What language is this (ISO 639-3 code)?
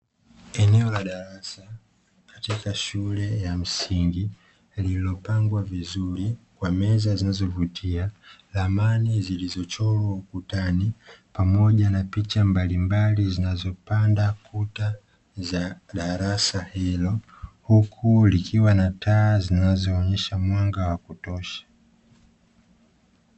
swa